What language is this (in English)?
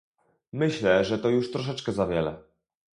Polish